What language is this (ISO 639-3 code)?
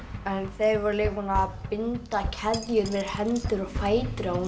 isl